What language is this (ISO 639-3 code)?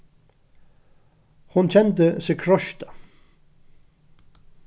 fao